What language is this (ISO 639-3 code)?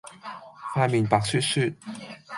yue